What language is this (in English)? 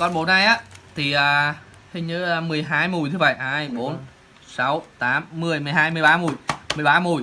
Vietnamese